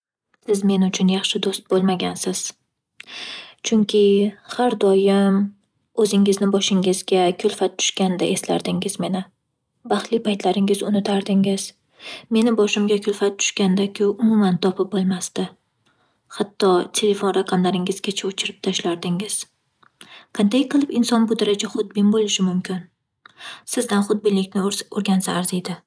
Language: Uzbek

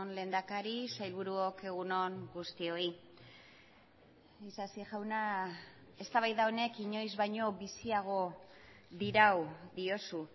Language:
Basque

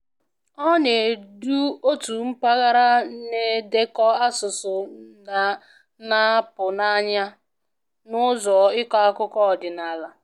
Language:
Igbo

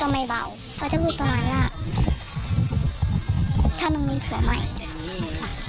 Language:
Thai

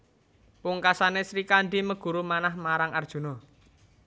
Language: Javanese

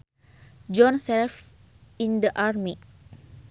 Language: Sundanese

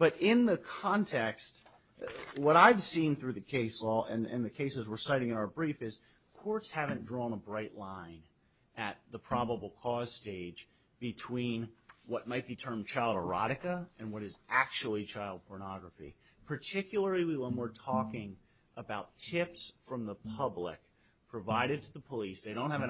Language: English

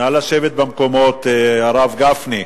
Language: Hebrew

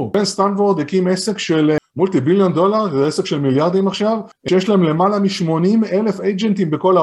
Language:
Hebrew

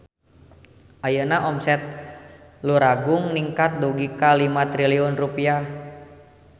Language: Sundanese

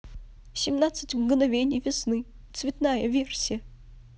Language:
Russian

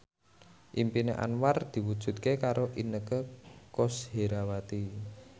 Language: Javanese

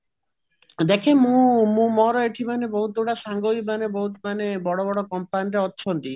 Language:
Odia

